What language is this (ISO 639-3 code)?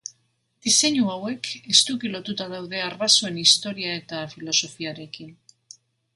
eus